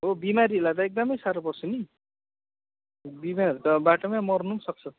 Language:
Nepali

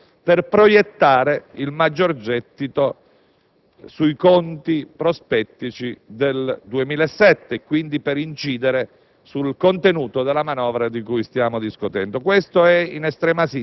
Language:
Italian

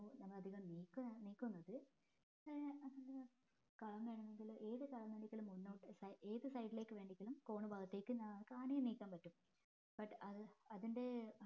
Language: Malayalam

